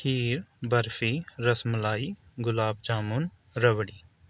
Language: Urdu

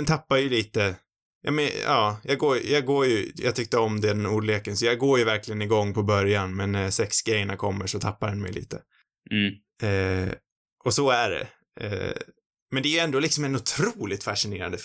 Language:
Swedish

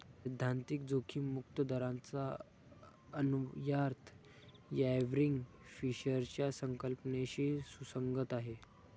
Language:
Marathi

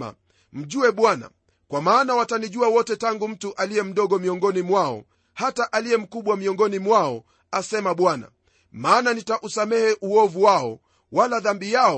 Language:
Swahili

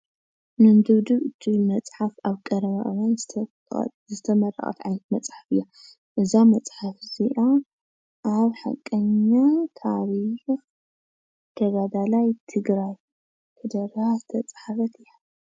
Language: Tigrinya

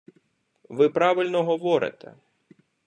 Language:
Ukrainian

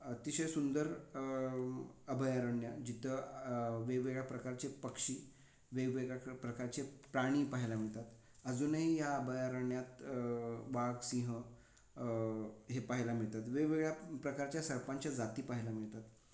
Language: Marathi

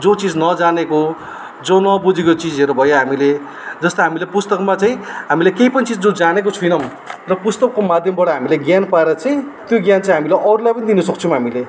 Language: Nepali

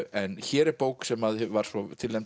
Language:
Icelandic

